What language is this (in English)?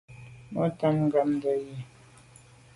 Medumba